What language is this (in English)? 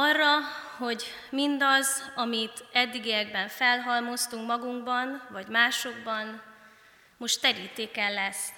Hungarian